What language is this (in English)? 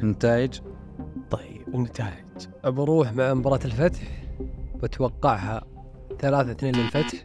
Arabic